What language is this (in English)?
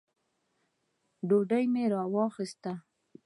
Pashto